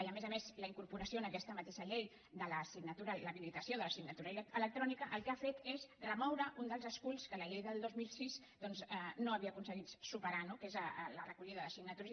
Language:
Catalan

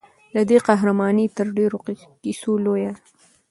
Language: Pashto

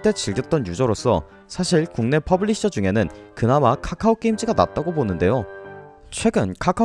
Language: Korean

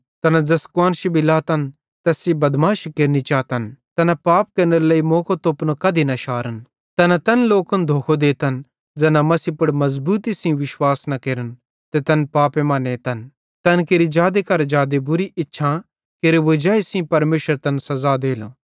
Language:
Bhadrawahi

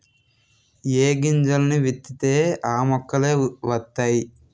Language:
Telugu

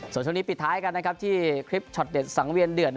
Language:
Thai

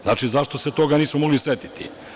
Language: Serbian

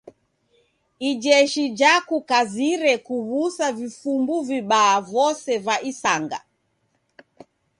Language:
Taita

